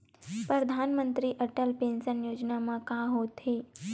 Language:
Chhattisgarhi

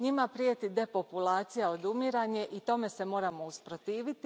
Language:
Croatian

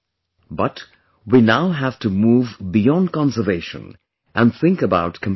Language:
English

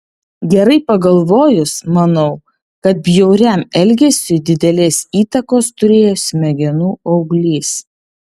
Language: Lithuanian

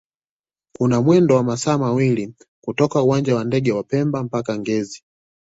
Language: Swahili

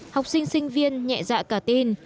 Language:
Vietnamese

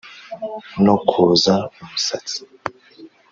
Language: Kinyarwanda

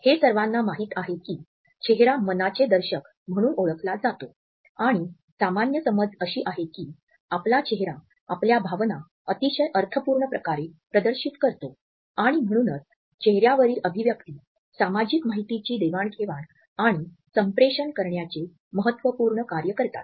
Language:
Marathi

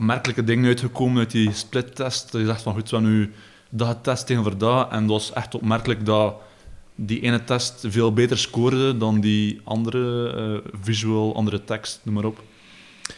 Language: Dutch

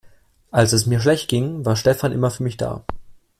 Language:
German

